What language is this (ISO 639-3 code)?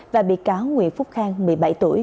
vie